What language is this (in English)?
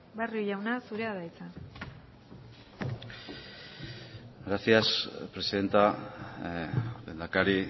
Basque